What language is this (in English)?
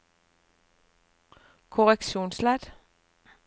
Norwegian